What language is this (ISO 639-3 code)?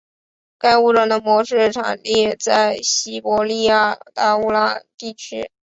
zho